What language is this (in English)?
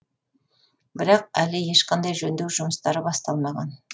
Kazakh